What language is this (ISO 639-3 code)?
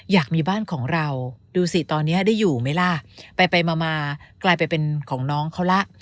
tha